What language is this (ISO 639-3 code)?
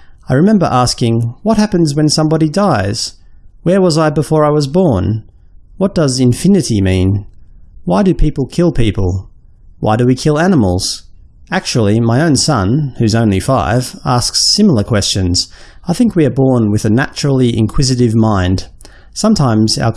eng